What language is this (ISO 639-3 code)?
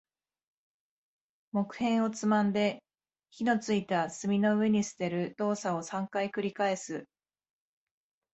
jpn